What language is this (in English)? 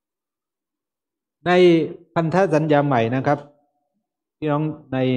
Thai